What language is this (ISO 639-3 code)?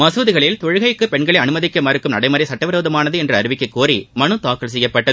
tam